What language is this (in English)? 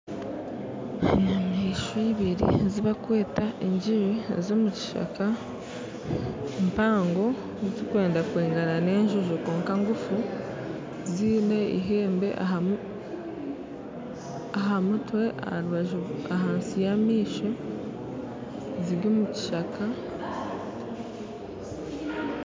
Nyankole